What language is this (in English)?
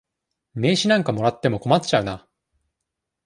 Japanese